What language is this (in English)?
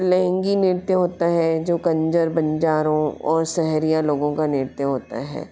Hindi